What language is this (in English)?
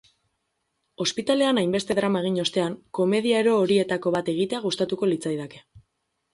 Basque